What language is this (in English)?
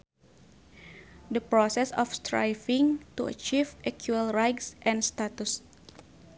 Sundanese